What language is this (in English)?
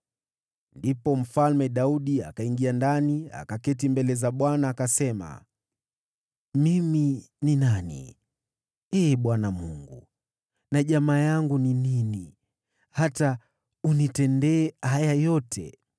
Swahili